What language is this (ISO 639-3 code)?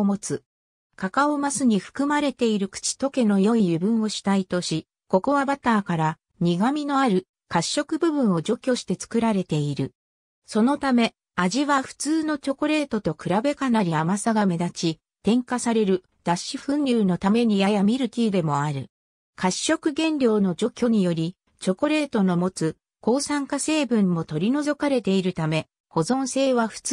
jpn